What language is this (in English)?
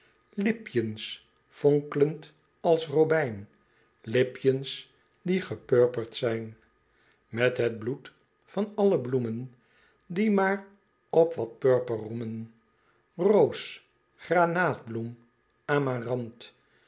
Dutch